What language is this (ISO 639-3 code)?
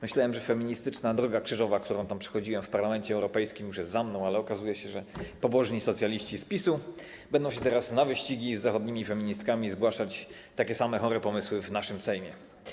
pol